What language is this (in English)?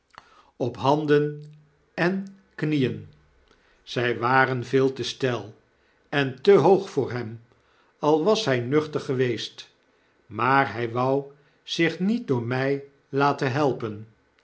Dutch